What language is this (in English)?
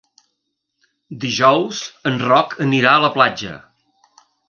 Catalan